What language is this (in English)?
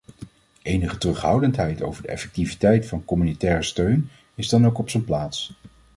Dutch